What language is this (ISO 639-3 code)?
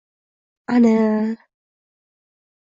uzb